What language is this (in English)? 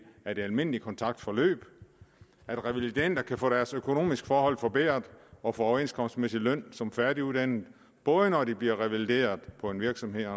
Danish